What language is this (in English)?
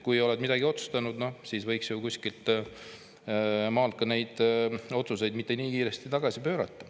Estonian